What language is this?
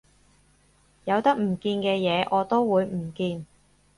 Cantonese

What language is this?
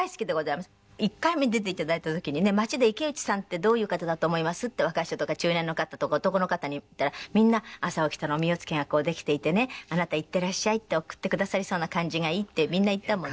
Japanese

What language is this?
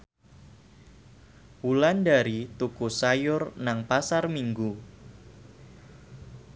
Javanese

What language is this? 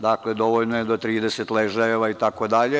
Serbian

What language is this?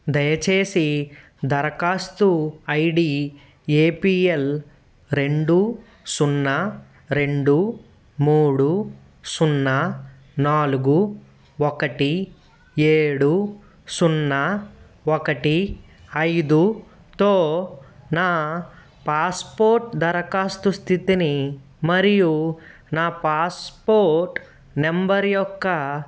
Telugu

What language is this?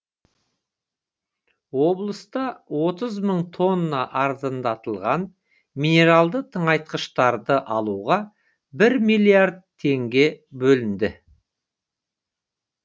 Kazakh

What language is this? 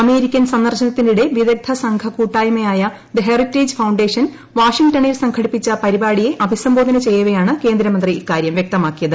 Malayalam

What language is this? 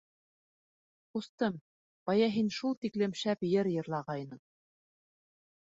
Bashkir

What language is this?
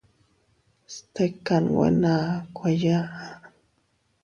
Teutila Cuicatec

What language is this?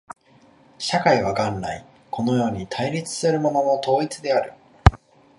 Japanese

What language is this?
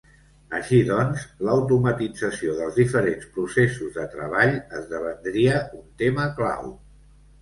Catalan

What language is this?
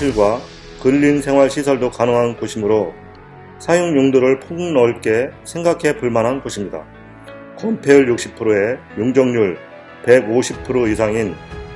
Korean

